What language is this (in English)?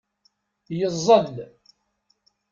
Kabyle